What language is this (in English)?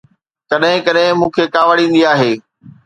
Sindhi